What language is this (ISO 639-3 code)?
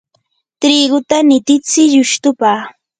qur